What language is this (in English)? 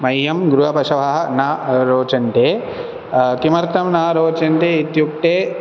Sanskrit